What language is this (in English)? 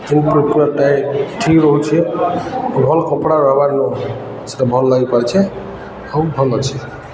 Odia